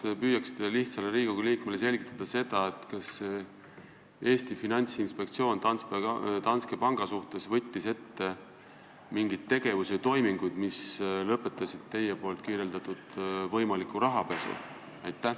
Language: Estonian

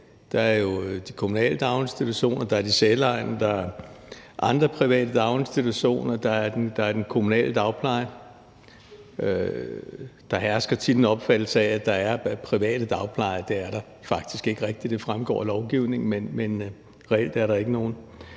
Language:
Danish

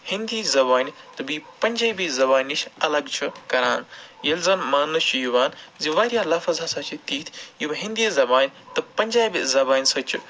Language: Kashmiri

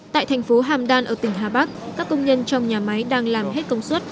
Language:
Vietnamese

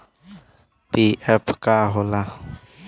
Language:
Bhojpuri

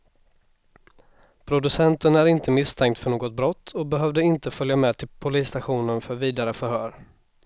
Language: Swedish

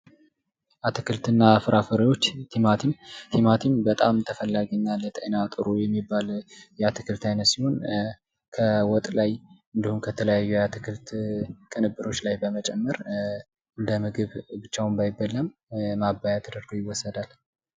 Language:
Amharic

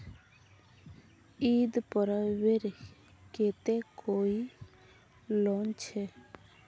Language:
Magahi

